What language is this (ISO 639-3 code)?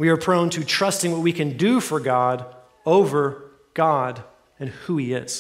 eng